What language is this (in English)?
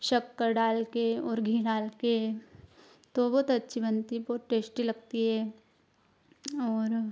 Hindi